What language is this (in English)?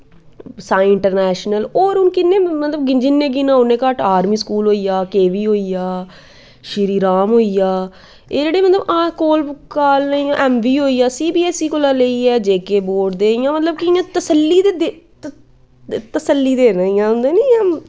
Dogri